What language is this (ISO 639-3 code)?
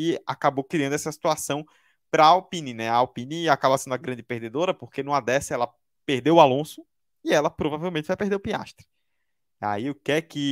por